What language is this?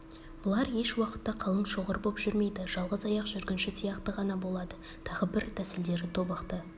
Kazakh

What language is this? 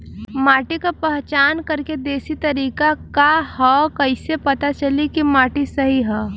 Bhojpuri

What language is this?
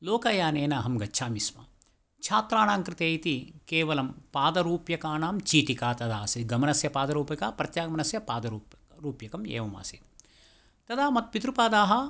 Sanskrit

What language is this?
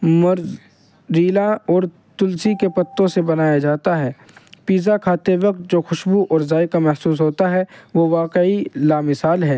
Urdu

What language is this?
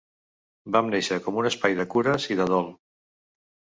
Catalan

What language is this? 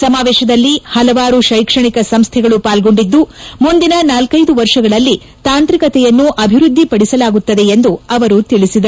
Kannada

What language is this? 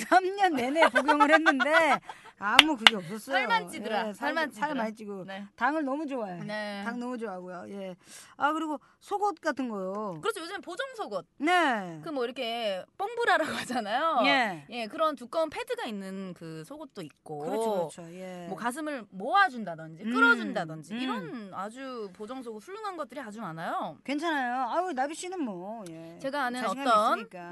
Korean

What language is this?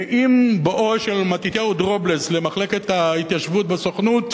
Hebrew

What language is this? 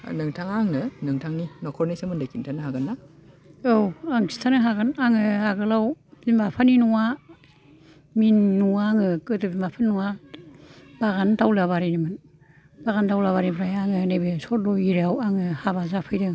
Bodo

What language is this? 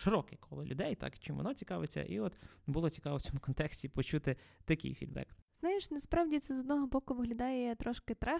Ukrainian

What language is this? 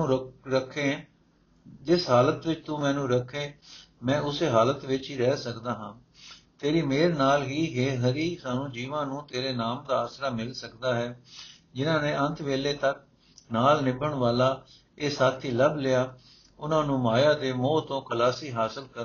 Punjabi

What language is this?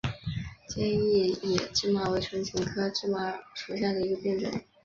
Chinese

